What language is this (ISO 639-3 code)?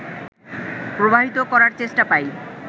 ben